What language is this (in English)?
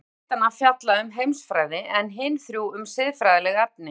Icelandic